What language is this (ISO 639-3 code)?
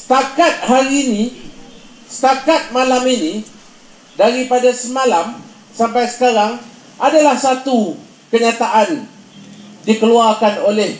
msa